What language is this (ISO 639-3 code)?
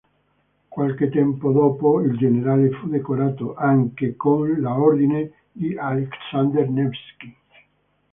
ita